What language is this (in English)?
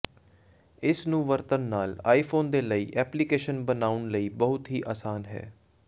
Punjabi